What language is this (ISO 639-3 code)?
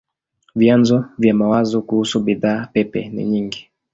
swa